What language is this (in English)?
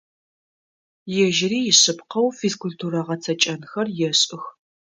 Adyghe